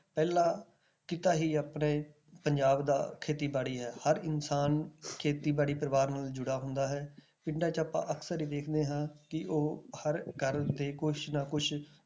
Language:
Punjabi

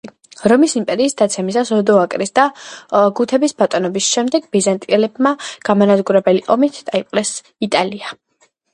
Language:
Georgian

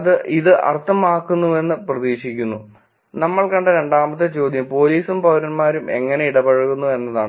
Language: Malayalam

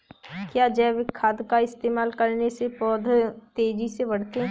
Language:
Hindi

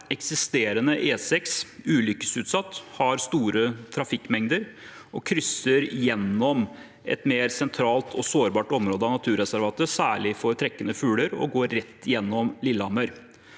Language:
Norwegian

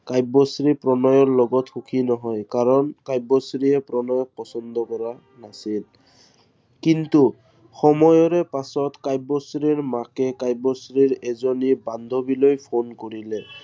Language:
Assamese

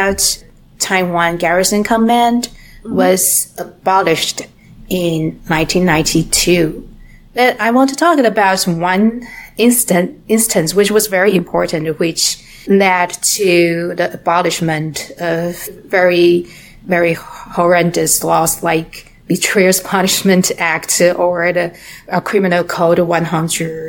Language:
English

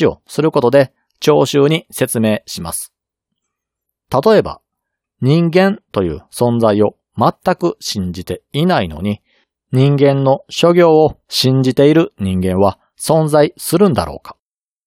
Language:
Japanese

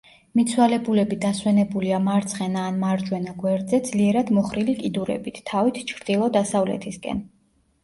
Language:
Georgian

